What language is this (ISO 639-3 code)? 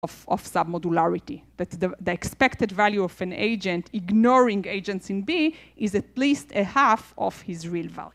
heb